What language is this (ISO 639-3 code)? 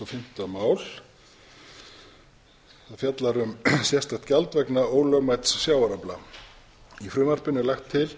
isl